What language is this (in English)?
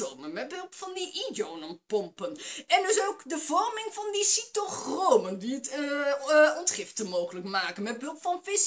Dutch